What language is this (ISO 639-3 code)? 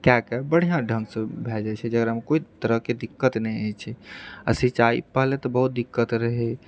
mai